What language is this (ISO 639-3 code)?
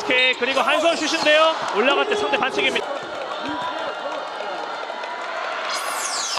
kor